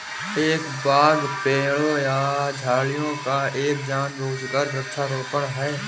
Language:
Hindi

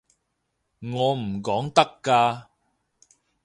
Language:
Cantonese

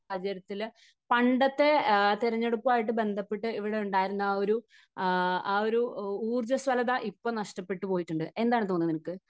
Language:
Malayalam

